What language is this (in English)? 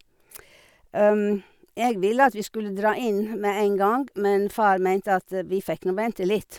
Norwegian